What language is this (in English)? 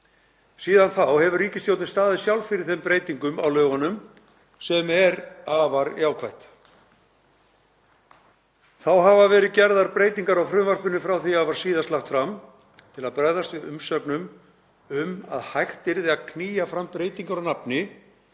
Icelandic